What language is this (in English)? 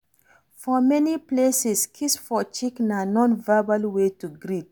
Nigerian Pidgin